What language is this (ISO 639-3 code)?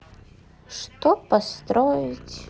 rus